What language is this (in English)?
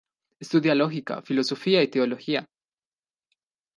Spanish